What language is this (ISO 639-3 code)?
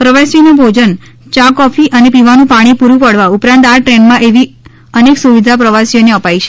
guj